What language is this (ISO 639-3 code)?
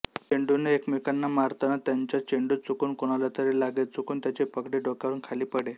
mar